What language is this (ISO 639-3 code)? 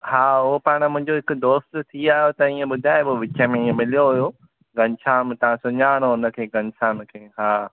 snd